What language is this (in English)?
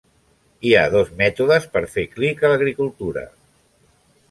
Catalan